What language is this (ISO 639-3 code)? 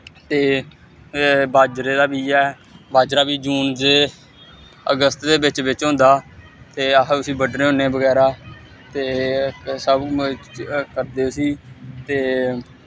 doi